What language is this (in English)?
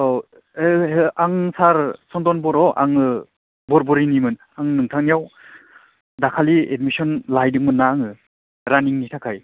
Bodo